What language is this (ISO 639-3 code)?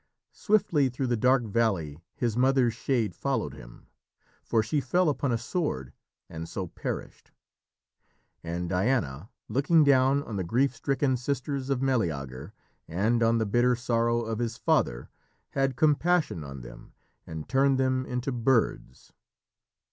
eng